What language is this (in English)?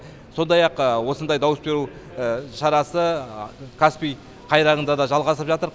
Kazakh